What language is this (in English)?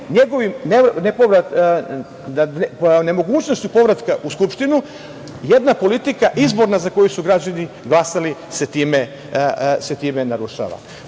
Serbian